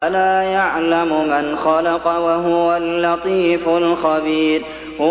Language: Arabic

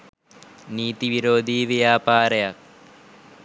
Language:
Sinhala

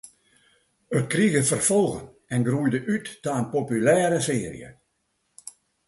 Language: Western Frisian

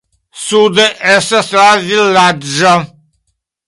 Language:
Esperanto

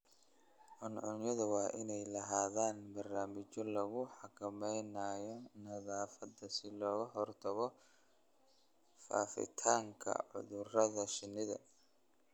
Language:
Somali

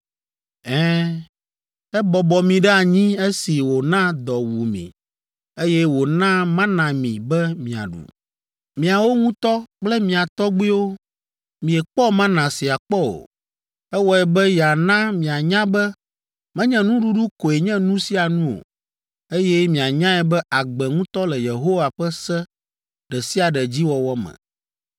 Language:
Ewe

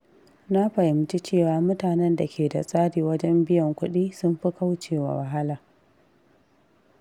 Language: Hausa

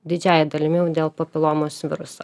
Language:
Lithuanian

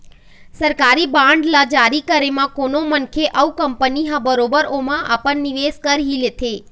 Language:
Chhattisgarhi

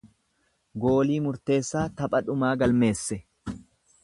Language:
Oromo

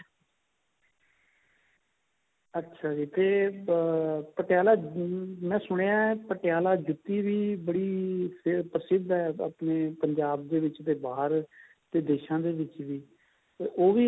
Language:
Punjabi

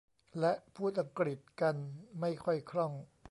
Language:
Thai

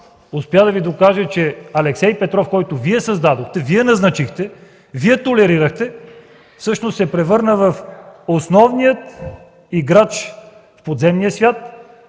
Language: Bulgarian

